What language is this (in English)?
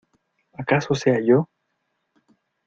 Spanish